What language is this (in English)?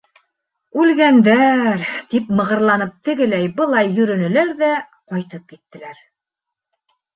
Bashkir